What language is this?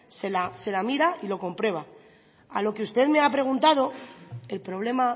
Spanish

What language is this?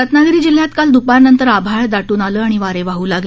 Marathi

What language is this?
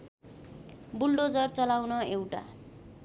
Nepali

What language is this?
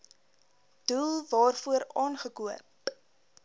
Afrikaans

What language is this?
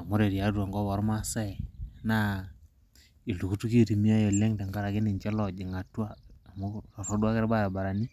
Masai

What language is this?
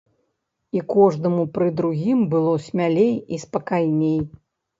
Belarusian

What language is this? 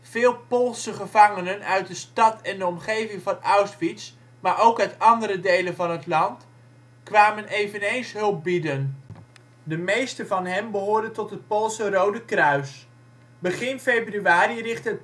Dutch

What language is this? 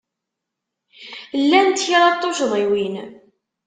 Kabyle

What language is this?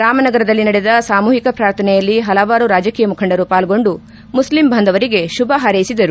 Kannada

